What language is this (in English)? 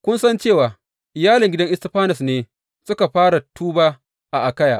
Hausa